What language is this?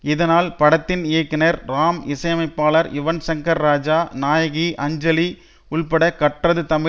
Tamil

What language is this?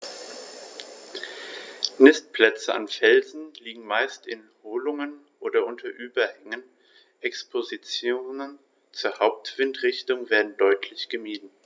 German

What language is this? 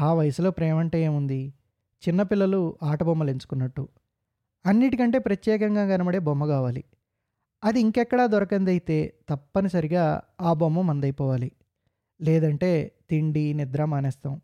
Telugu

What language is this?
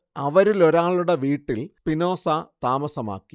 Malayalam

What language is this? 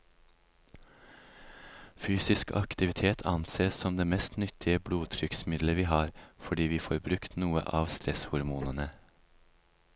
Norwegian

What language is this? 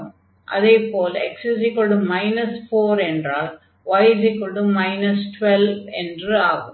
Tamil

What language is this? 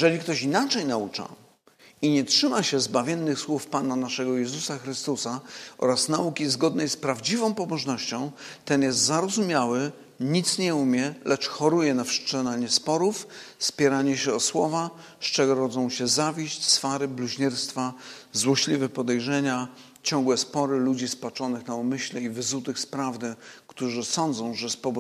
Polish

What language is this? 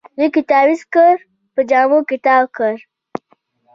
Pashto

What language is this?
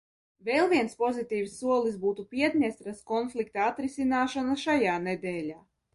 Latvian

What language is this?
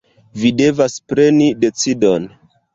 Esperanto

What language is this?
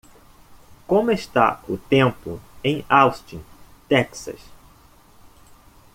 Portuguese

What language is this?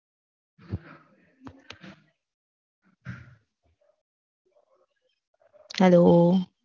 Gujarati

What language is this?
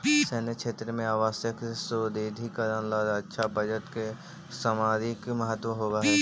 Magahi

